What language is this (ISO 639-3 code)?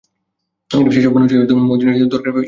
ben